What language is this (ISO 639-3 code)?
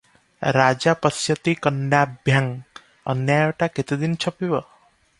ori